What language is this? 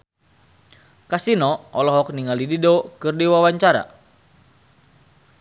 Sundanese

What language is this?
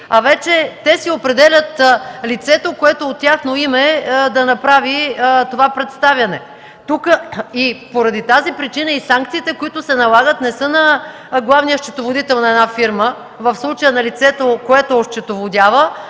Bulgarian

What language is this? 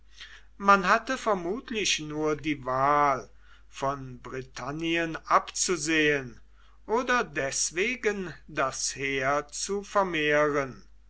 German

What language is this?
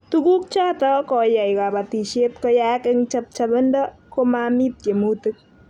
Kalenjin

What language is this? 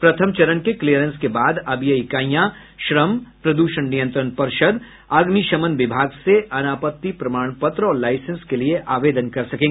Hindi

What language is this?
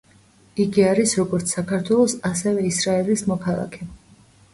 Georgian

